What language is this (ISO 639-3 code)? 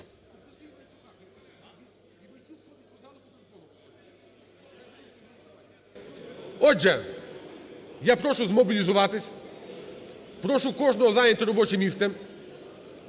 ukr